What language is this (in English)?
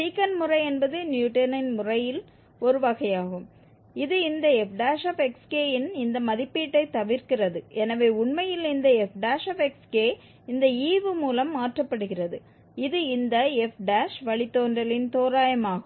Tamil